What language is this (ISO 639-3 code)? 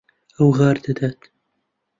ckb